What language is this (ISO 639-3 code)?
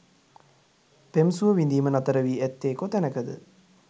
sin